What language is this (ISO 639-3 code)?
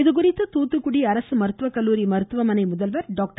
tam